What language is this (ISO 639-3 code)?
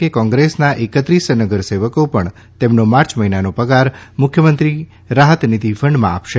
guj